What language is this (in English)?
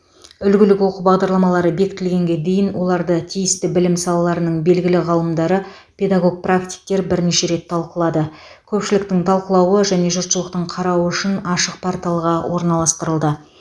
Kazakh